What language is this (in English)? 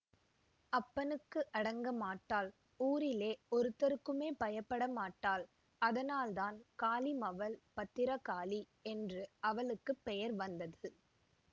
Tamil